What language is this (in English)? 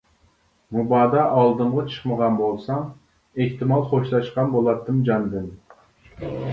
Uyghur